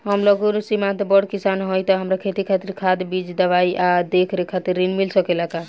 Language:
Bhojpuri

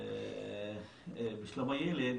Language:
Hebrew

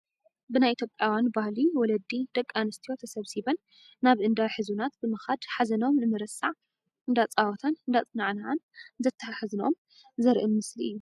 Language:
Tigrinya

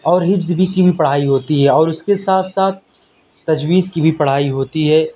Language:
Urdu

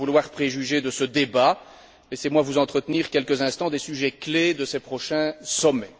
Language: French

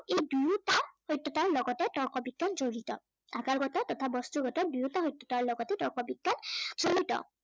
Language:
Assamese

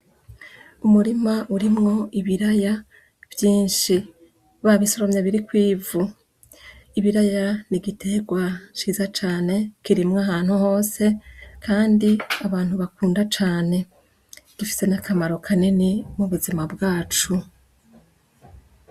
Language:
Rundi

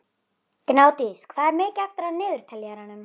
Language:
Icelandic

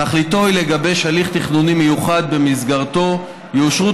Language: Hebrew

